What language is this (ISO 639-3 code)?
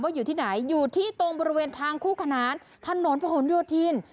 tha